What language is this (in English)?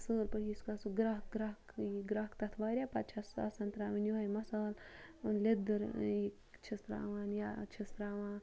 Kashmiri